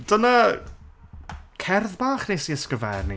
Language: Welsh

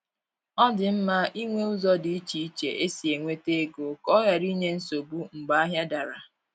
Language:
Igbo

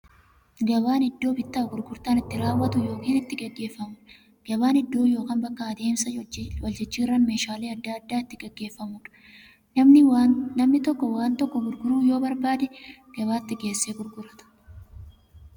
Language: Oromo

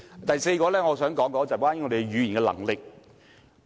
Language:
Cantonese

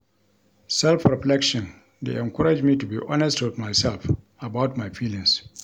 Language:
Nigerian Pidgin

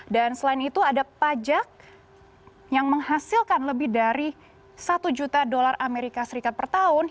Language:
Indonesian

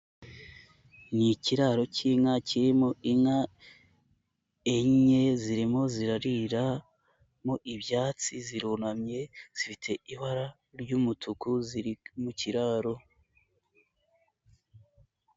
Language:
Kinyarwanda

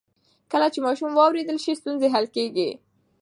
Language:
Pashto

